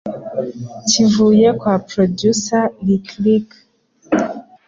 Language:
Kinyarwanda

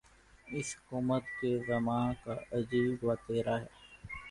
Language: Urdu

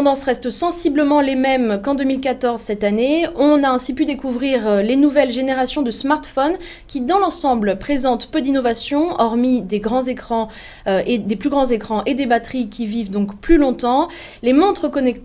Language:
French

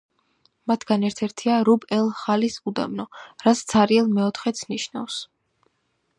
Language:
Georgian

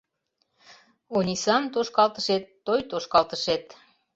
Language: Mari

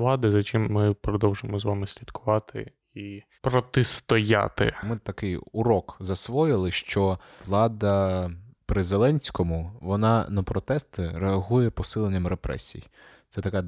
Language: Ukrainian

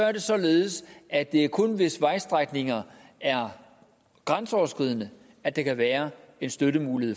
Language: Danish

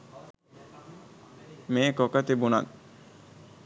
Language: Sinhala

